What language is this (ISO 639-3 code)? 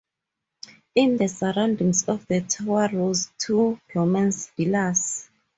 eng